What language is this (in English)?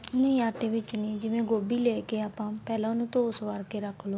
Punjabi